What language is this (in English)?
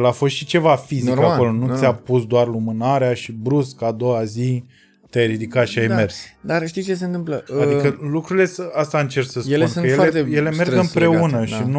Romanian